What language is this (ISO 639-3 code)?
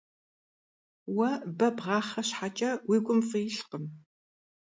kbd